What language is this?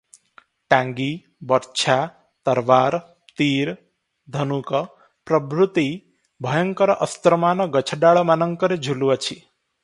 Odia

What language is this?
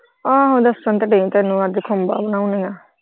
Punjabi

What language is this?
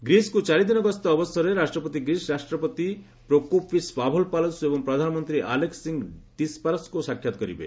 Odia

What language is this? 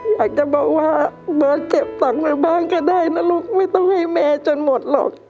Thai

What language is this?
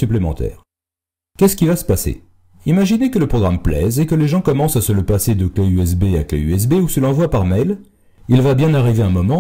French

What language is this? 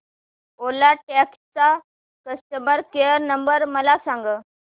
Marathi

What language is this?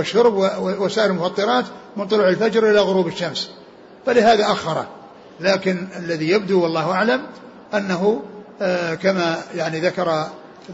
Arabic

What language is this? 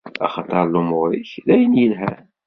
Kabyle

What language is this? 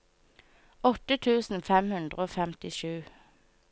Norwegian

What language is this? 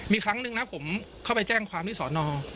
Thai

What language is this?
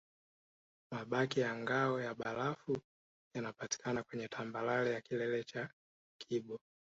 Swahili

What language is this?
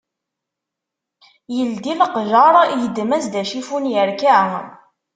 Kabyle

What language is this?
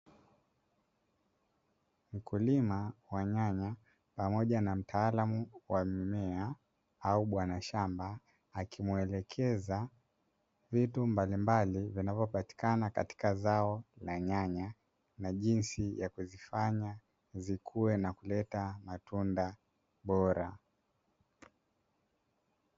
Swahili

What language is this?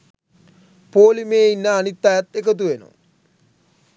Sinhala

